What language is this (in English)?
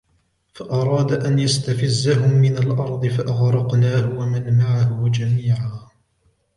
Arabic